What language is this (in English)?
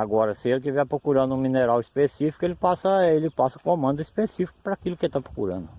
Portuguese